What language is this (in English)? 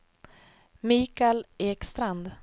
Swedish